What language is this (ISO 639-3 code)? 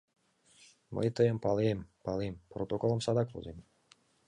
chm